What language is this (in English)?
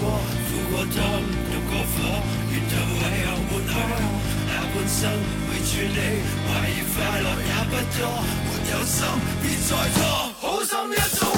Chinese